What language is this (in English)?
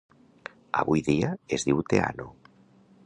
Catalan